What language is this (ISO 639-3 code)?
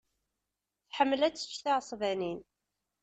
kab